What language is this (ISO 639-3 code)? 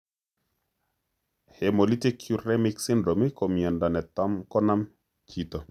kln